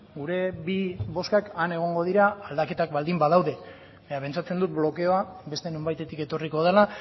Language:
Basque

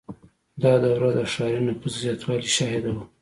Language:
Pashto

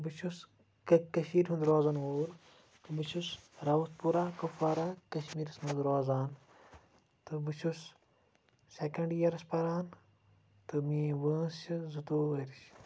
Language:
Kashmiri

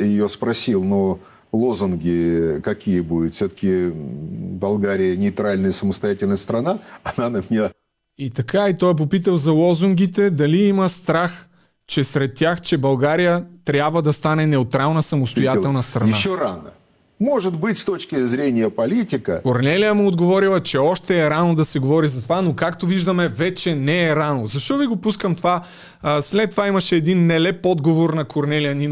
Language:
Bulgarian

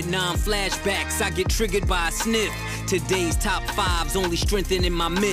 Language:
Dutch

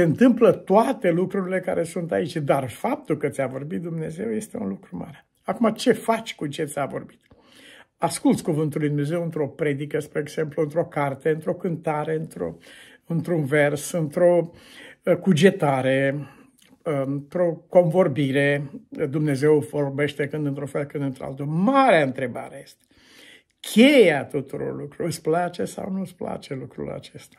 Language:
Romanian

